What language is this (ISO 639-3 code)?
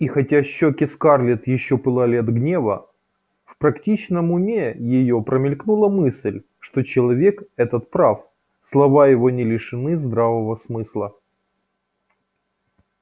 rus